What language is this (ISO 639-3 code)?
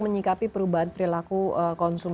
ind